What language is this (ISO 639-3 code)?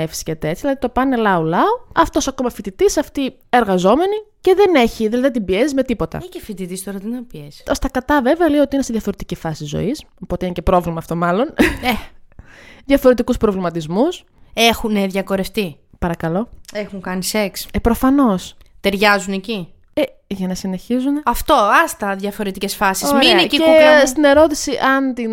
ell